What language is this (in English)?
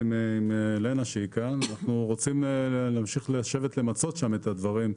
Hebrew